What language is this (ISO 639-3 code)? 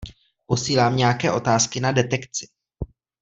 ces